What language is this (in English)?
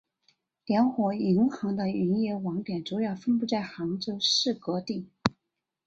Chinese